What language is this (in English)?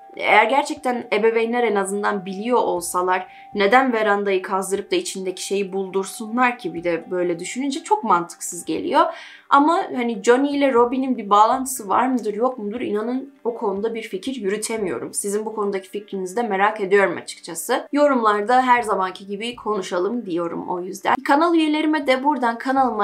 Turkish